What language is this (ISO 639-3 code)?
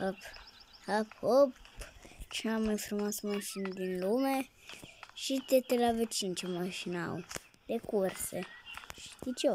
ron